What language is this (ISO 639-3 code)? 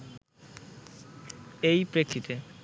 ben